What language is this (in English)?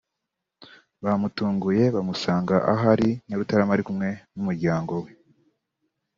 Kinyarwanda